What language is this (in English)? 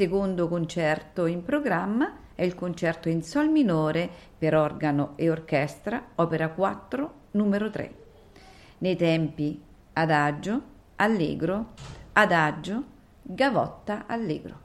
Italian